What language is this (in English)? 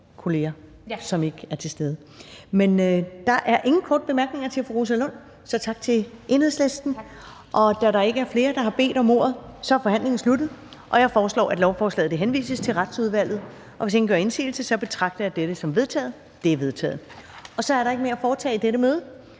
Danish